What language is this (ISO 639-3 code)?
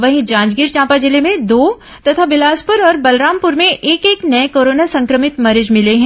hin